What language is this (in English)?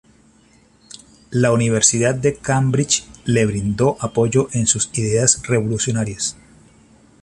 Spanish